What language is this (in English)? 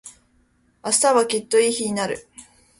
Japanese